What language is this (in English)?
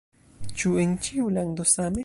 Esperanto